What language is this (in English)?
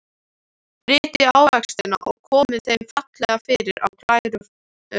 Icelandic